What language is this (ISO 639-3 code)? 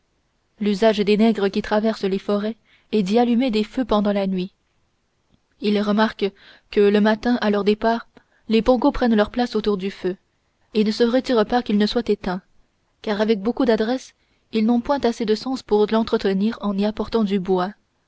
fra